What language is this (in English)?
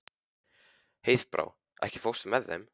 Icelandic